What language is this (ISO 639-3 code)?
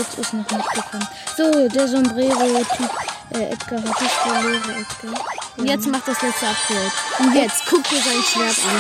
deu